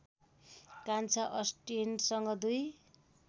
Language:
Nepali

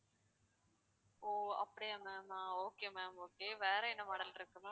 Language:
Tamil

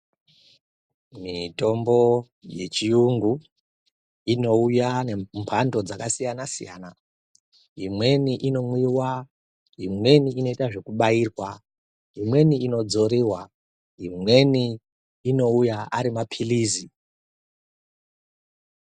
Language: Ndau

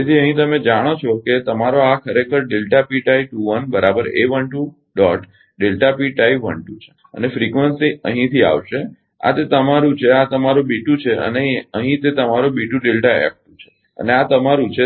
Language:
Gujarati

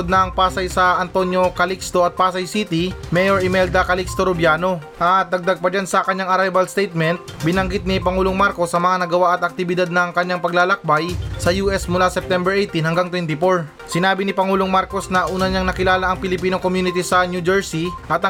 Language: Filipino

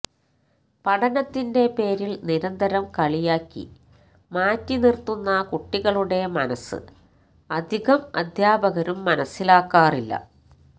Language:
Malayalam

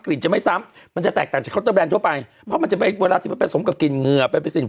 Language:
Thai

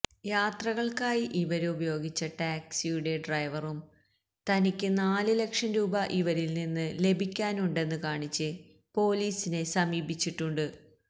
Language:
Malayalam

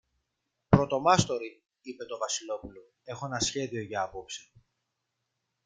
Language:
Greek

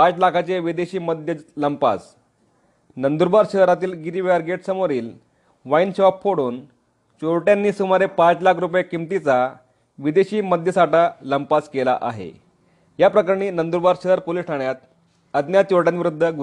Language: Marathi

